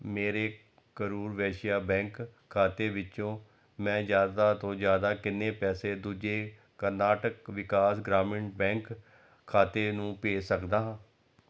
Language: Punjabi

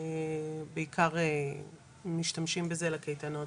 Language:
Hebrew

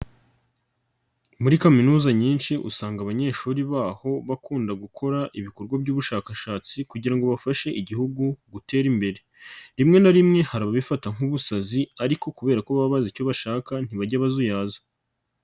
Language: Kinyarwanda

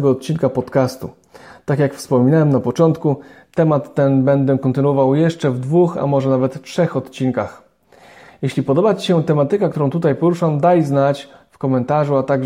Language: Polish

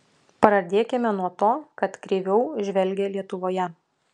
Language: Lithuanian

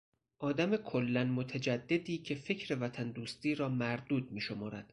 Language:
Persian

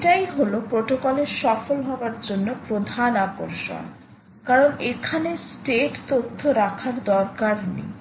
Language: Bangla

